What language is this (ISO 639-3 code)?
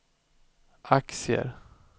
swe